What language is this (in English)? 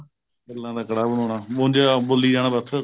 Punjabi